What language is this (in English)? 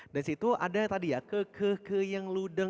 Indonesian